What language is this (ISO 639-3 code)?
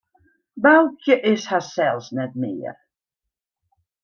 fry